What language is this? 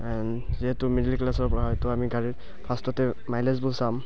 Assamese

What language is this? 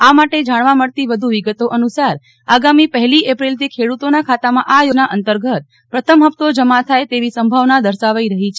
Gujarati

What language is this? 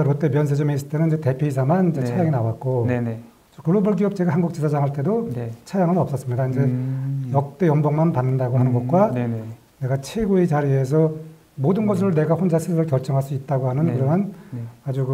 Korean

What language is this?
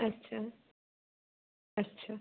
Bangla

